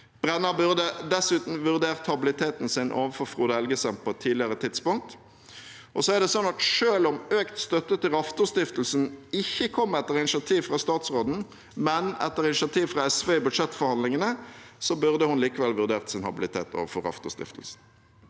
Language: Norwegian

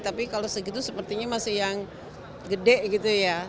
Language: Indonesian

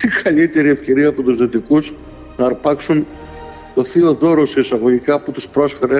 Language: Greek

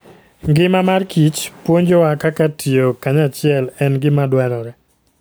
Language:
Luo (Kenya and Tanzania)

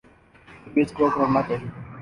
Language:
Urdu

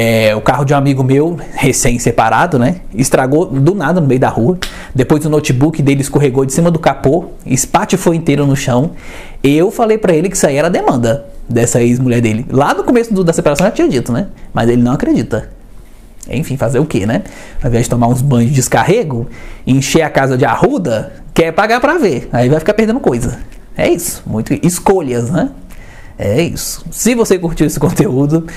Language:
Portuguese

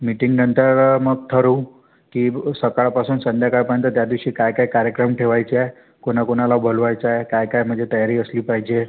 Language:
Marathi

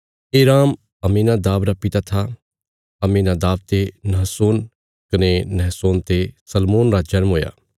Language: Bilaspuri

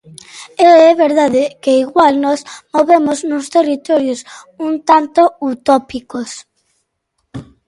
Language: Galician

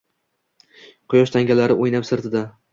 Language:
Uzbek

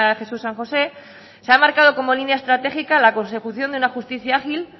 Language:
Spanish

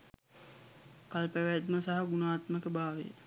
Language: Sinhala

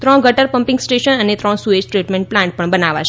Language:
Gujarati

